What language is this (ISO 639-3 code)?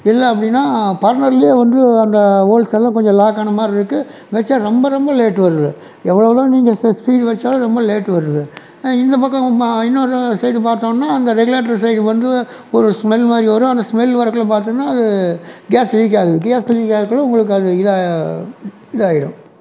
tam